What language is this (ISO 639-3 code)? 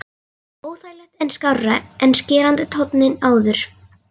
isl